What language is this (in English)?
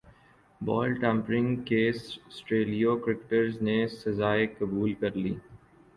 Urdu